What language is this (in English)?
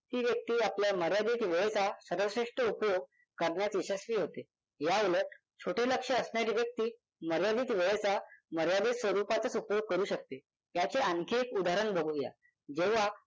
Marathi